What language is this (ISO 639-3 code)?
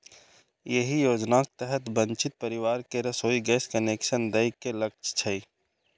mai